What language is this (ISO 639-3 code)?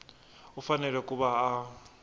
tso